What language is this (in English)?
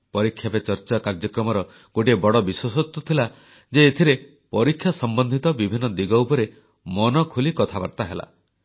Odia